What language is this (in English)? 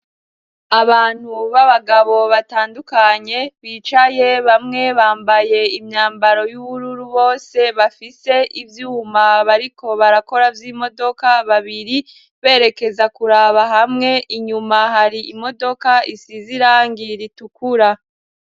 Rundi